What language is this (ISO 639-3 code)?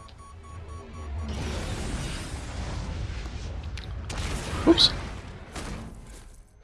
deu